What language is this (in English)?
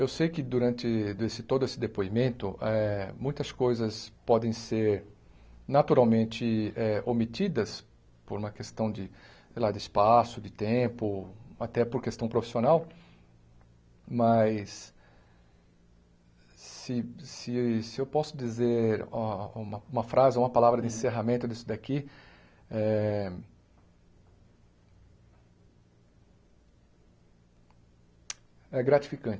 Portuguese